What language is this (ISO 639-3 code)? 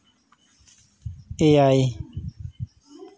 sat